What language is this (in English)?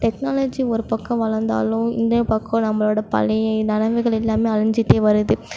Tamil